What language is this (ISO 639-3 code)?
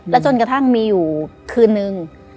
tha